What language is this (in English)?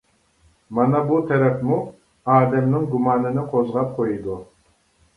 Uyghur